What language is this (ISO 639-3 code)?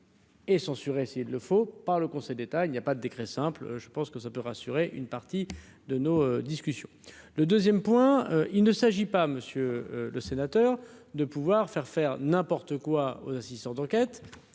fra